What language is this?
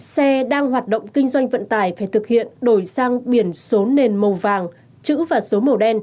Vietnamese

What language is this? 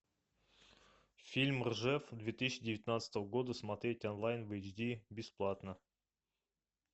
Russian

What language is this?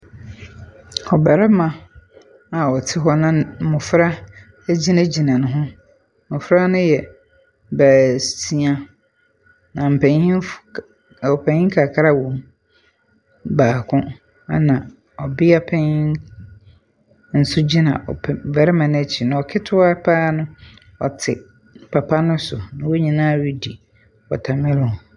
Akan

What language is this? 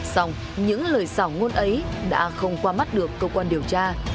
Vietnamese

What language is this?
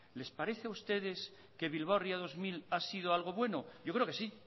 Spanish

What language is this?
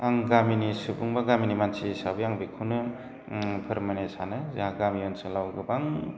Bodo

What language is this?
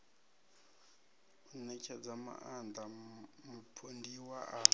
Venda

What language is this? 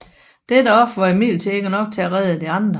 Danish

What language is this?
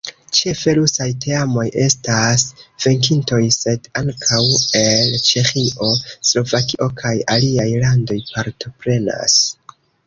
Esperanto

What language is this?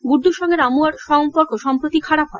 Bangla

